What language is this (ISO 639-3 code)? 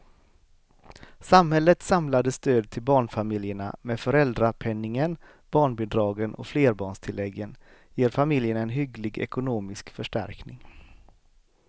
swe